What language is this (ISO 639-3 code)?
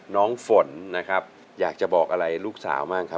tha